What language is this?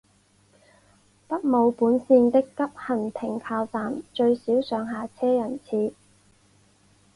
Chinese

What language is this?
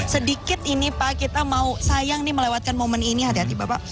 Indonesian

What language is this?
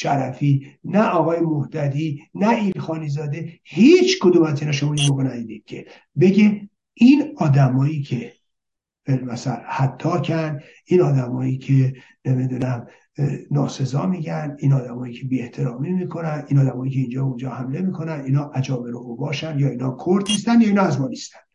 Persian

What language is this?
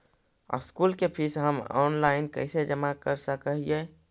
Magahi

